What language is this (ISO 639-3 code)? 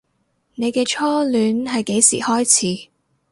yue